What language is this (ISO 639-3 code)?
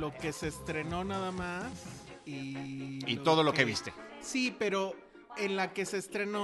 spa